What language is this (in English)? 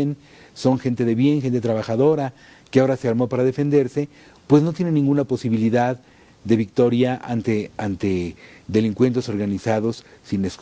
Spanish